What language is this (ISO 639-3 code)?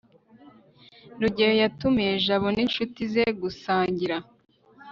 kin